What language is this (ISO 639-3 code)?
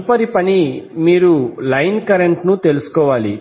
tel